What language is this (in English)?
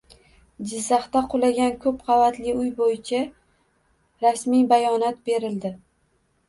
Uzbek